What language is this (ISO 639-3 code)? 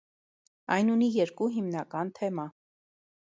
hye